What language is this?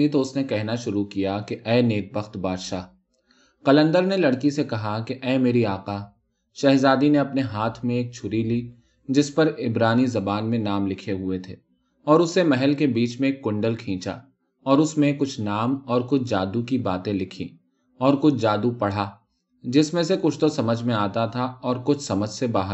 Urdu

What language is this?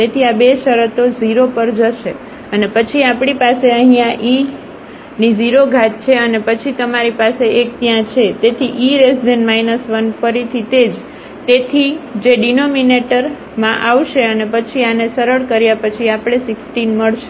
Gujarati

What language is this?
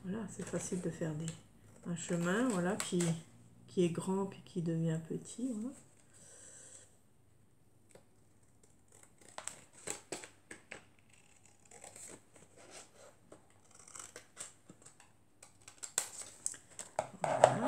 French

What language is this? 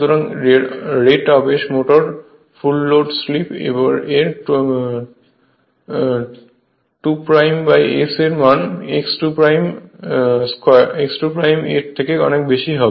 Bangla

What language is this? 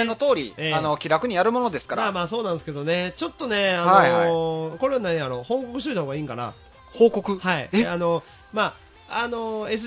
Japanese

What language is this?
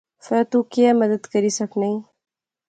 Pahari-Potwari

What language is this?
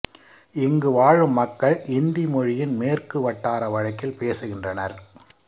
Tamil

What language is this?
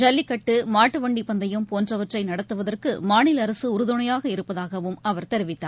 Tamil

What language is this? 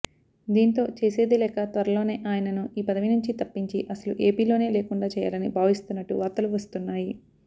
Telugu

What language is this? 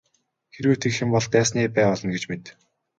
Mongolian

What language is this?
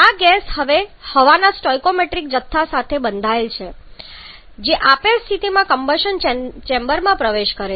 Gujarati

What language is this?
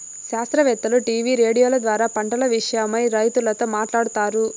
Telugu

